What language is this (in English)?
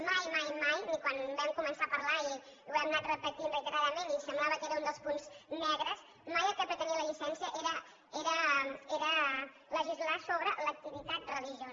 Catalan